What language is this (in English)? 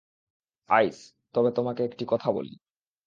Bangla